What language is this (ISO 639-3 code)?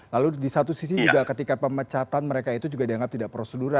ind